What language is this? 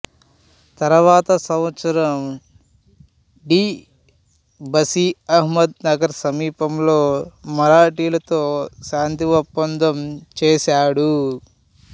Telugu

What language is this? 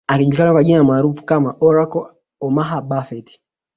Swahili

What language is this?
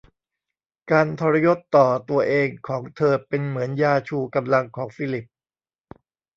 Thai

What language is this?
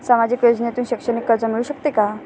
Marathi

